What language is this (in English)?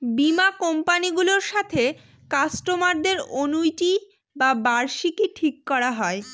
Bangla